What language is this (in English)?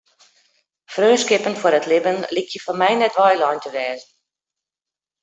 Western Frisian